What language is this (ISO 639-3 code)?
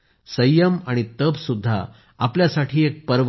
mar